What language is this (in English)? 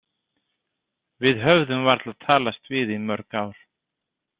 Icelandic